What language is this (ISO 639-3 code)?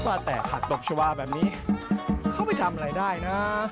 tha